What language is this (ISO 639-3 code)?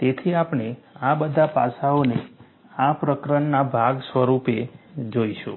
guj